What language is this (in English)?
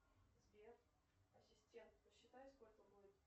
Russian